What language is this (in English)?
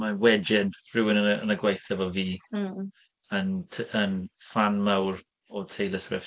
Welsh